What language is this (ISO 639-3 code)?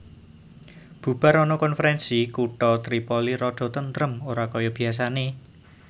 jav